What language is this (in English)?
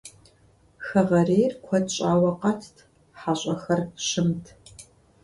Kabardian